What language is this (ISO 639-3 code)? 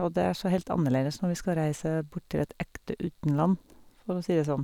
nor